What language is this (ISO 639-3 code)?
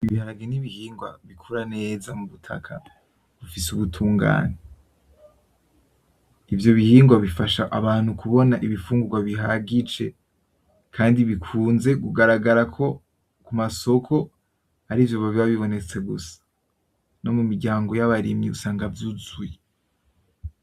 run